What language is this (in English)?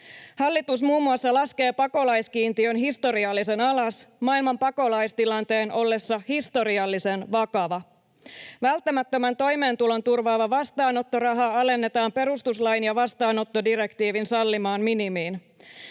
Finnish